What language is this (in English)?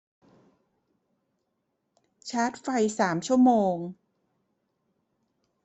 Thai